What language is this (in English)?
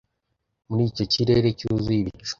Kinyarwanda